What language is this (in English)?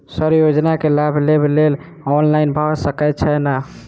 Maithili